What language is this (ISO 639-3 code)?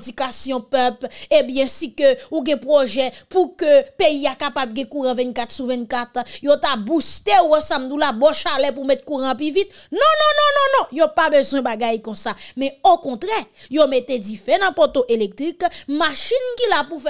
fra